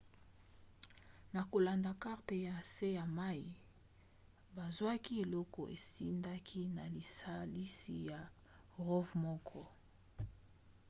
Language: Lingala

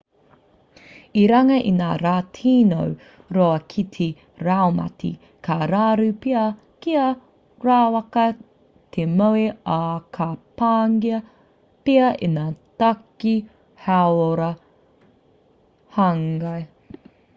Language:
Māori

